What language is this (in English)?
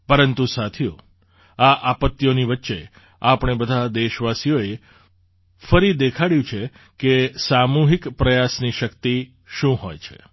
Gujarati